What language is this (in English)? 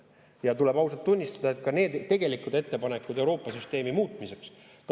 Estonian